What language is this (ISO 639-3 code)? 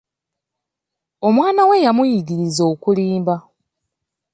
lug